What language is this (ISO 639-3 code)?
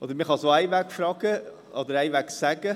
gsw